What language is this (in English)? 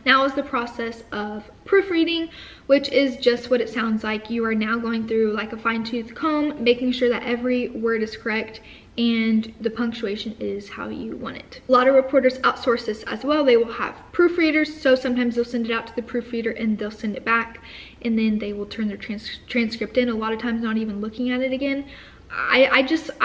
English